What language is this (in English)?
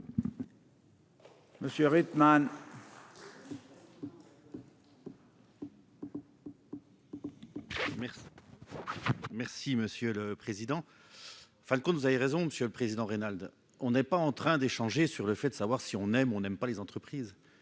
French